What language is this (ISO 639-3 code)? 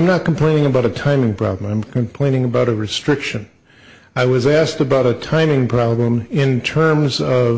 eng